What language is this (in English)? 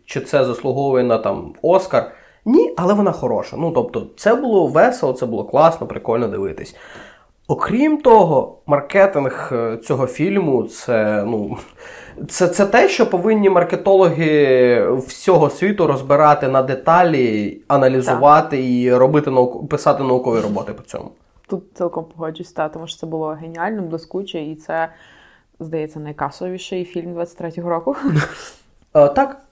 Ukrainian